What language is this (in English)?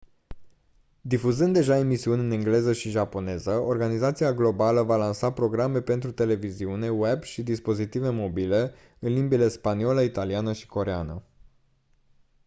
Romanian